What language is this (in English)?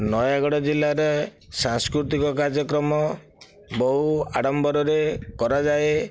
Odia